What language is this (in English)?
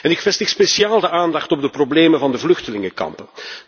Dutch